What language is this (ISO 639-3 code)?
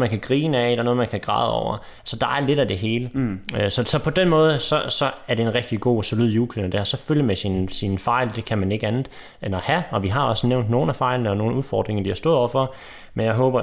dan